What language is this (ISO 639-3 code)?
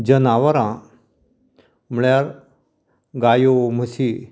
kok